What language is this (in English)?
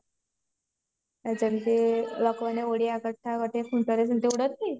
Odia